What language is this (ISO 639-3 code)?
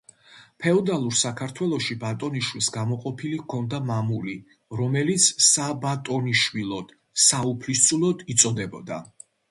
kat